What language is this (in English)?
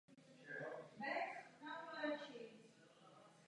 Czech